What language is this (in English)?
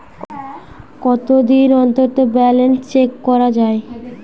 Bangla